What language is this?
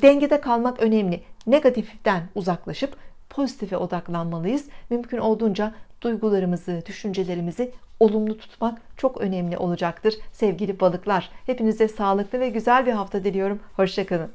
Turkish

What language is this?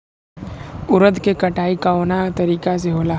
Bhojpuri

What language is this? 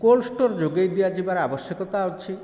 Odia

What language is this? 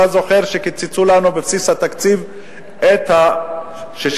Hebrew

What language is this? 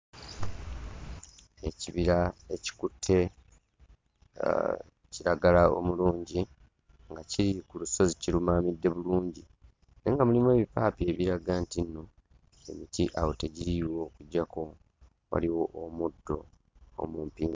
Ganda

